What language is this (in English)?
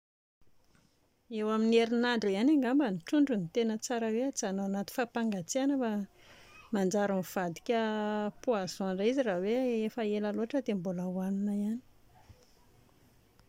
Malagasy